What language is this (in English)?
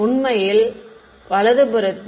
Tamil